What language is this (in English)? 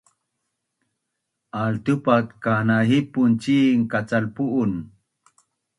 Bunun